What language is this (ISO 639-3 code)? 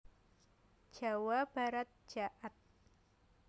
jav